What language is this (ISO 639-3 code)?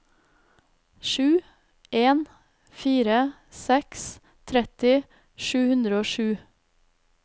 nor